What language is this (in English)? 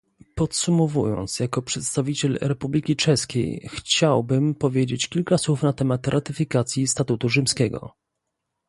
Polish